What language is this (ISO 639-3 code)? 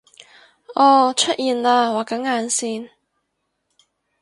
yue